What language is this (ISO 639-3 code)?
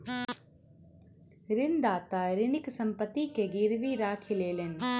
mai